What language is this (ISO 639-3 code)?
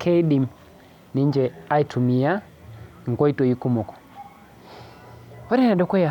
mas